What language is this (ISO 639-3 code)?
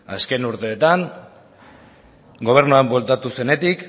eus